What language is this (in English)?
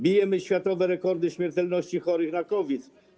Polish